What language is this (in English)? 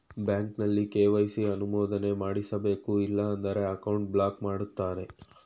Kannada